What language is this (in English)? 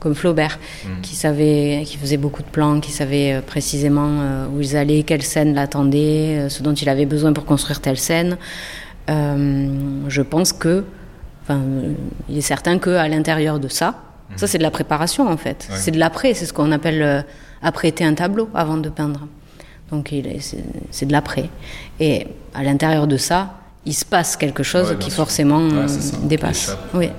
French